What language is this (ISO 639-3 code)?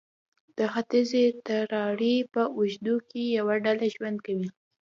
pus